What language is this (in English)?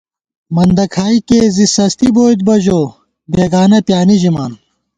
Gawar-Bati